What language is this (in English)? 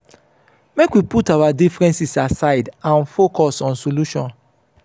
Nigerian Pidgin